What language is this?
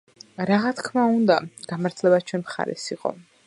Georgian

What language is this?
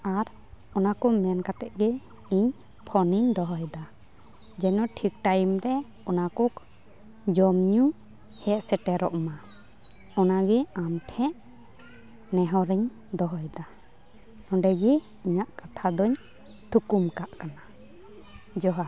Santali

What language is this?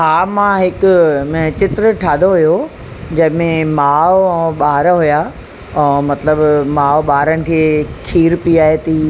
Sindhi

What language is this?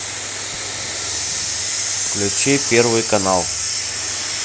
Russian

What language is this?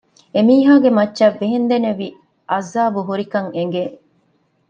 Divehi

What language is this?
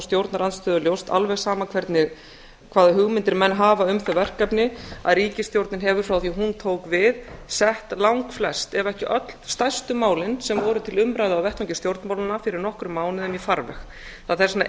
Icelandic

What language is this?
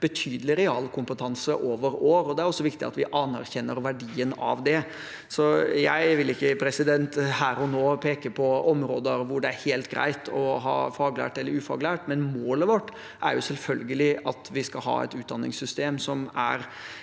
Norwegian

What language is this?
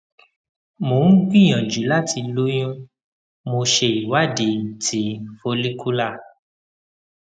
Yoruba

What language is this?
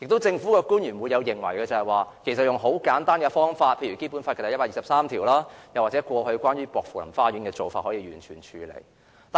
Cantonese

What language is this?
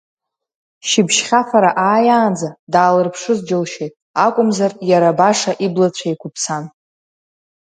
Abkhazian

